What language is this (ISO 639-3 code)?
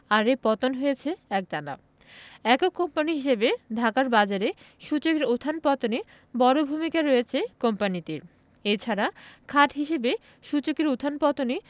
ben